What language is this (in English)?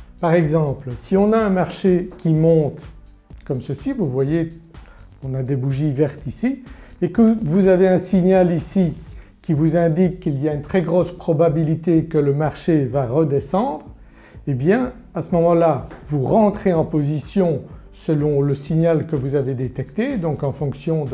French